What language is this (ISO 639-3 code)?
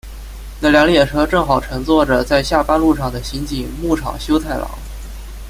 zho